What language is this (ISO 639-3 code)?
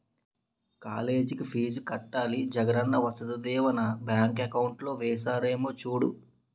tel